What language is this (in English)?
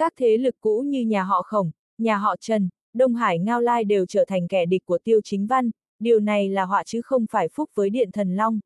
Vietnamese